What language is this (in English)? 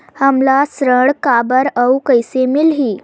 Chhattisgarhi